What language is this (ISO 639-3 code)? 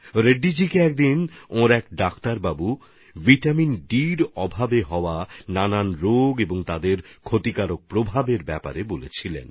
ben